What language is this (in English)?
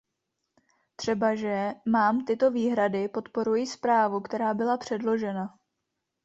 Czech